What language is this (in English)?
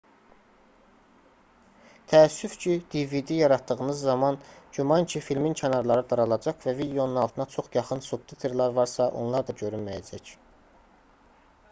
Azerbaijani